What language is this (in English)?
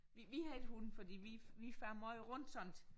Danish